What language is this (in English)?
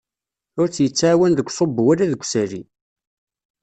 Kabyle